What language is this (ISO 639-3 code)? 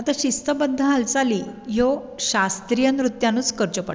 kok